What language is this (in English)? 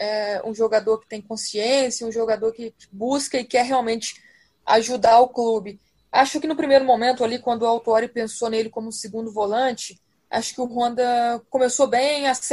Portuguese